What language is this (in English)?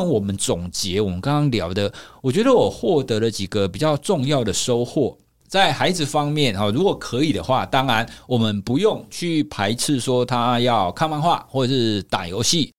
Chinese